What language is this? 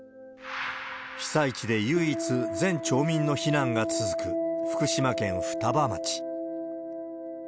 Japanese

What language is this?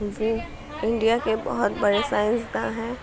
Urdu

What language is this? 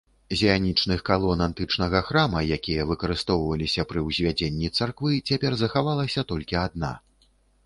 Belarusian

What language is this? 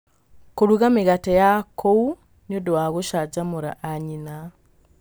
Kikuyu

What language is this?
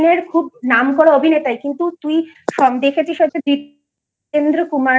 Bangla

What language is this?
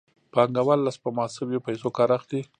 Pashto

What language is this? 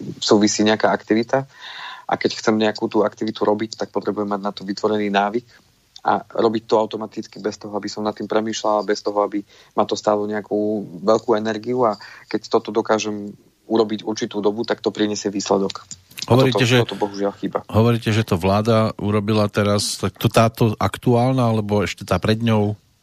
Slovak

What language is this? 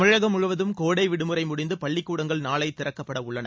Tamil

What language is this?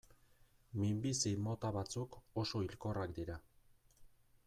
Basque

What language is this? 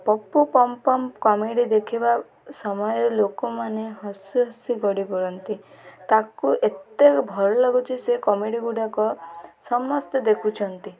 Odia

